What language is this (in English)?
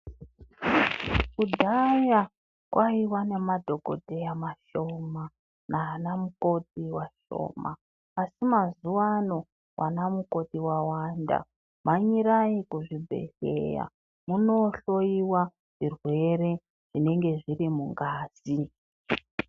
Ndau